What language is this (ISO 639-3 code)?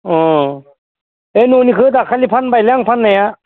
brx